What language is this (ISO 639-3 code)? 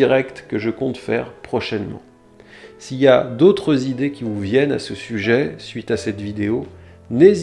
fra